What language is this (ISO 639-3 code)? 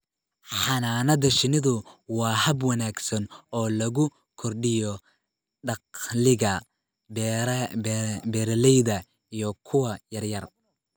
som